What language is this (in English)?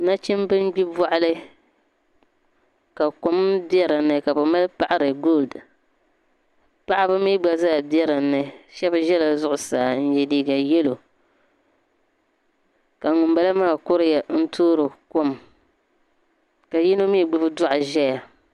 Dagbani